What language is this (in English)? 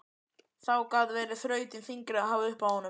Icelandic